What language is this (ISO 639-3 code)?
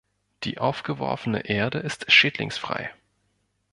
deu